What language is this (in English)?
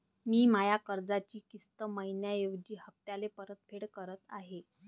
Marathi